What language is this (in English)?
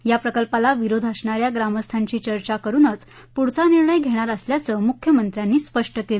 Marathi